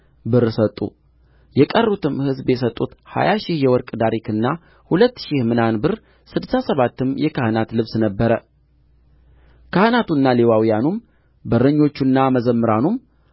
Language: Amharic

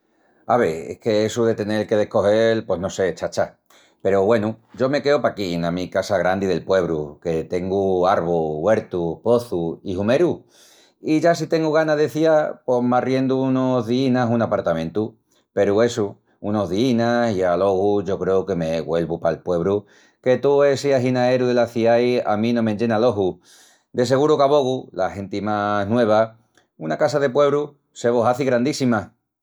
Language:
Extremaduran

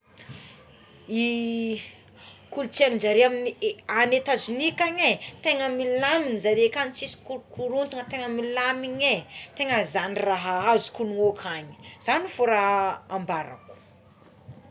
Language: Tsimihety Malagasy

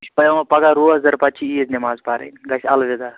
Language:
Kashmiri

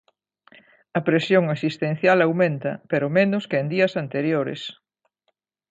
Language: Galician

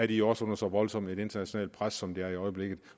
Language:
Danish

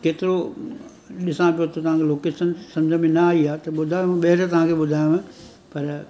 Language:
Sindhi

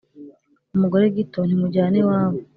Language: Kinyarwanda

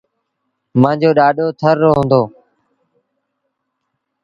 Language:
Sindhi Bhil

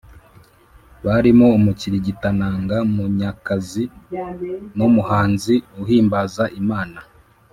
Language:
Kinyarwanda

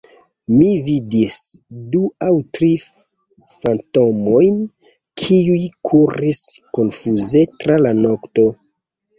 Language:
Esperanto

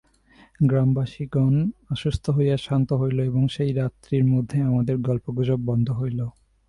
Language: Bangla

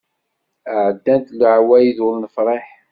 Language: Kabyle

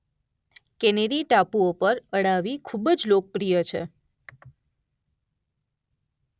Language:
Gujarati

